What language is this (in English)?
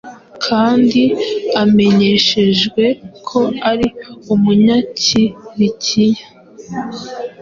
Kinyarwanda